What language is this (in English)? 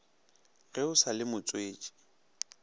Northern Sotho